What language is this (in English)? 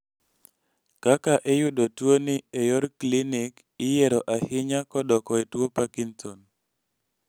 Luo (Kenya and Tanzania)